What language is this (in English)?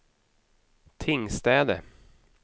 Swedish